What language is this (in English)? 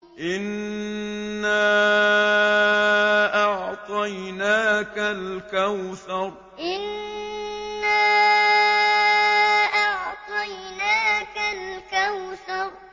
Arabic